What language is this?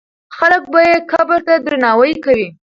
Pashto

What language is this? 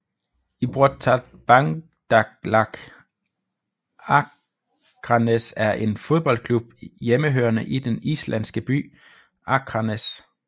Danish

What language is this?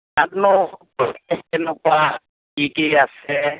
Assamese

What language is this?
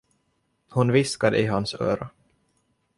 Swedish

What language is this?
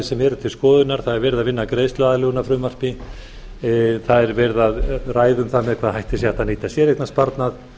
Icelandic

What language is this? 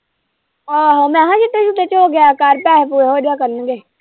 Punjabi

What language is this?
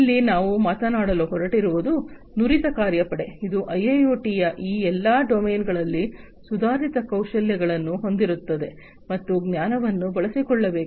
Kannada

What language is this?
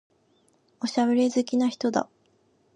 Japanese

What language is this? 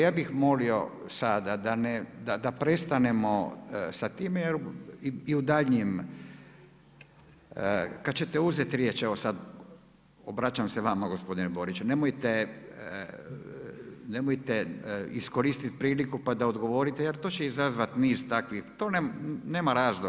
Croatian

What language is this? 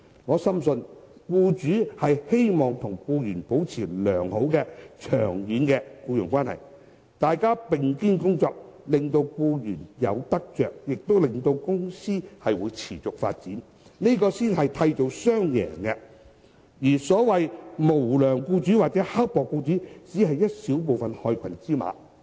Cantonese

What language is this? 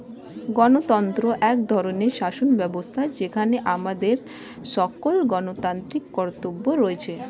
Bangla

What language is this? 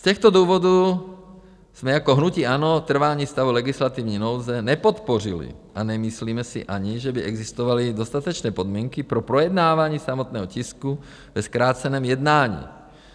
Czech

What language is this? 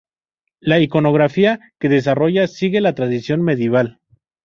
Spanish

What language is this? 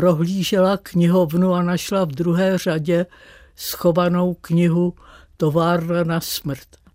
Czech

